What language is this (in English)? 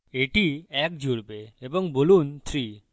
Bangla